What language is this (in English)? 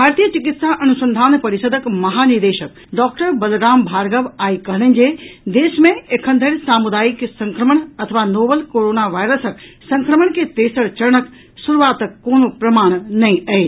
Maithili